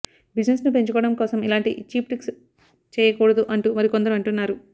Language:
Telugu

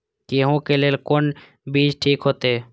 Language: Maithili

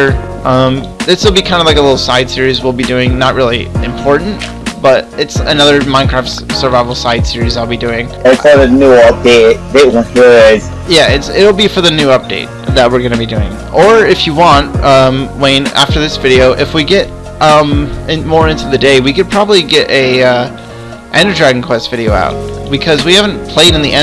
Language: English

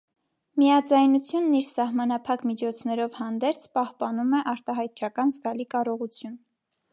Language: Armenian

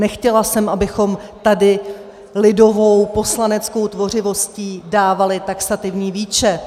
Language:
Czech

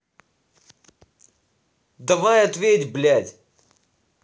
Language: Russian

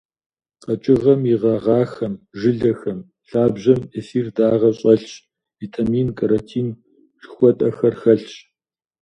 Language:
Kabardian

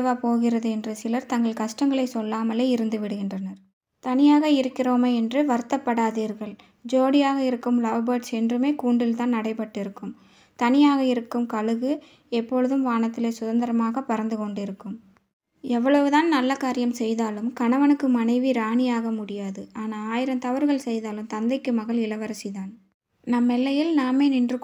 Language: Arabic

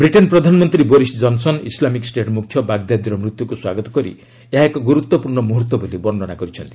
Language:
Odia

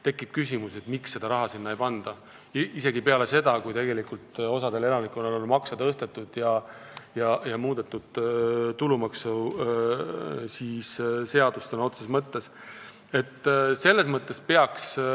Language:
Estonian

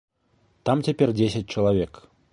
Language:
Belarusian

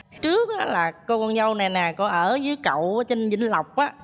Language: Vietnamese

